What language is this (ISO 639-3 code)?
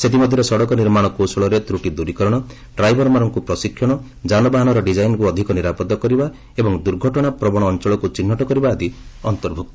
ori